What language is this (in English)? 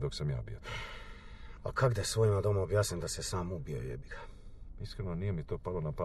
Croatian